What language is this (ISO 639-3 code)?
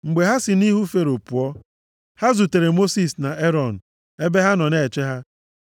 ibo